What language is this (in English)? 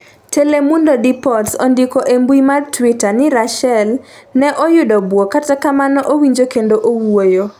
Luo (Kenya and Tanzania)